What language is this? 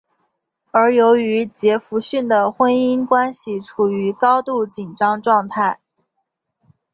Chinese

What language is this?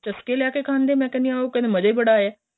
Punjabi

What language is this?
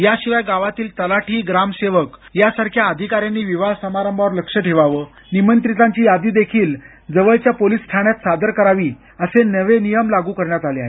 Marathi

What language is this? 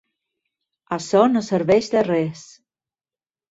Catalan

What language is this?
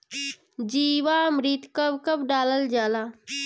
Bhojpuri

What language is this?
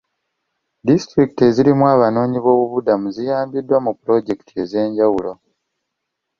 Ganda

